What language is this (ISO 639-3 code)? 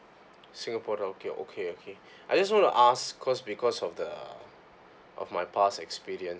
eng